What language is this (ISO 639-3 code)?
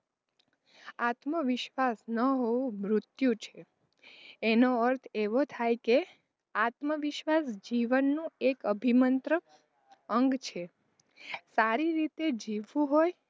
guj